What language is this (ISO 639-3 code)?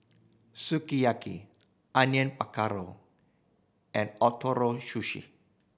eng